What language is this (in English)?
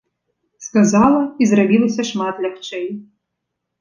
Belarusian